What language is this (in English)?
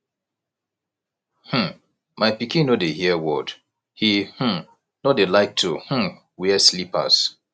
Nigerian Pidgin